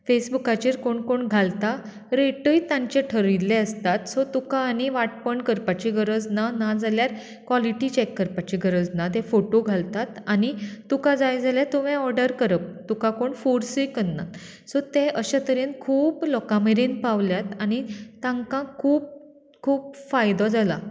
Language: Konkani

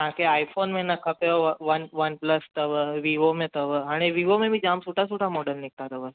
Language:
Sindhi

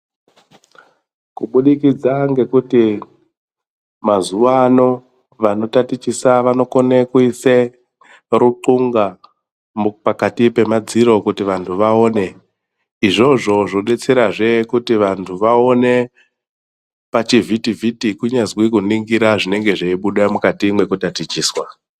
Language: Ndau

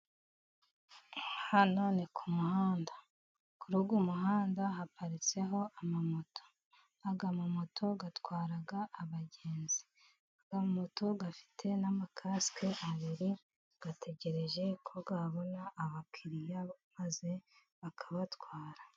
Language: Kinyarwanda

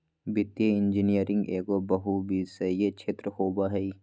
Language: Magahi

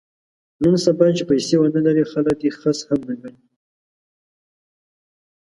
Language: Pashto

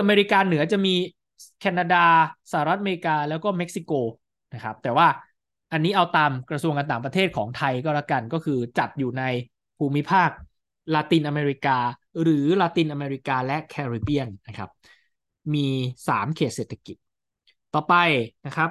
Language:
Thai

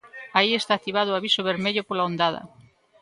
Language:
Galician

